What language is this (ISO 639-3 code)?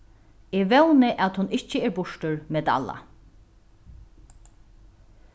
fao